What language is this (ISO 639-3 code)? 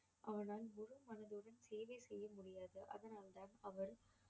tam